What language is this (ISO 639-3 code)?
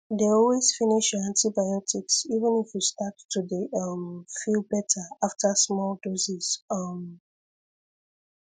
pcm